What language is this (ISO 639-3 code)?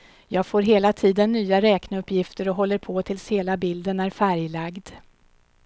swe